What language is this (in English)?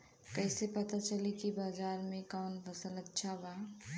Bhojpuri